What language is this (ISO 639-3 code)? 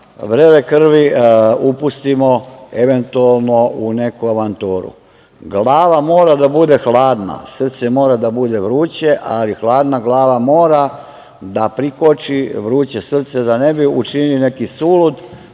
srp